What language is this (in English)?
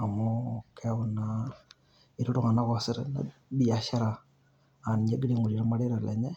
Masai